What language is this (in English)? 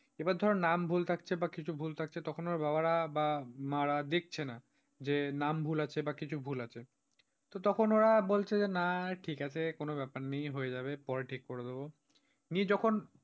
Bangla